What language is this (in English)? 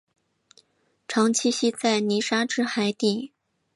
Chinese